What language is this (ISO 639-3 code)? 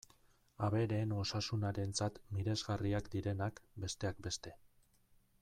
eus